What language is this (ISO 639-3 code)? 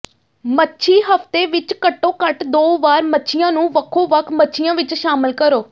pan